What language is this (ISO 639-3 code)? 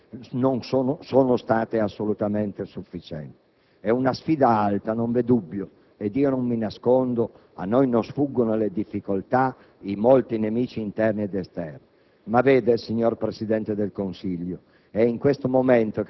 ita